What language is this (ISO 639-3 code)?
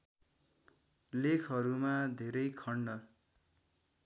nep